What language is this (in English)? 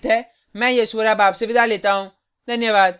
Hindi